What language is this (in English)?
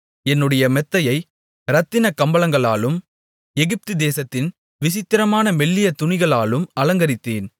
Tamil